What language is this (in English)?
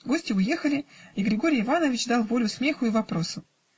Russian